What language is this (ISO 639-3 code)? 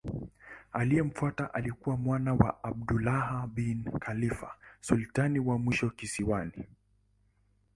swa